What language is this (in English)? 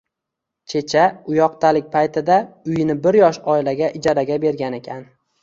Uzbek